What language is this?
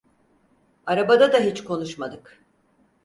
Turkish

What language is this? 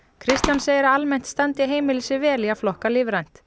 Icelandic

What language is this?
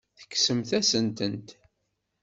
Kabyle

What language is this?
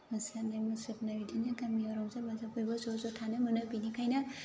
Bodo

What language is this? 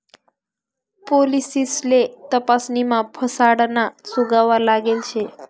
Marathi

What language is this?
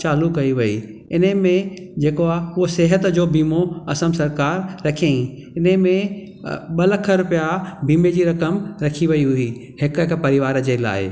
Sindhi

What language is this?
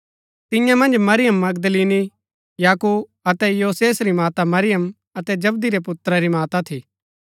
Gaddi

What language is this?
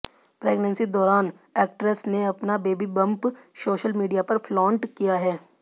Hindi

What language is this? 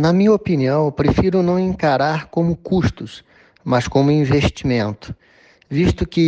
Portuguese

